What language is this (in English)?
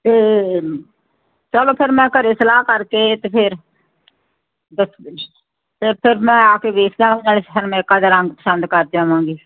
Punjabi